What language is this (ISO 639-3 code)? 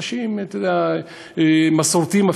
heb